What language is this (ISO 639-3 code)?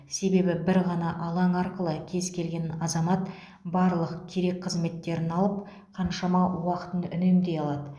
kaz